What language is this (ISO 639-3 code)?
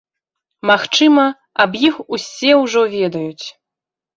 bel